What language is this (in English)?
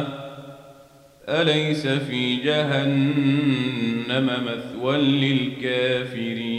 Arabic